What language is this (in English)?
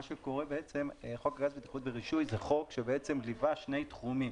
Hebrew